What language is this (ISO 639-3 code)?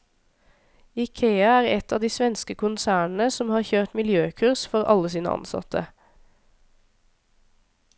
nor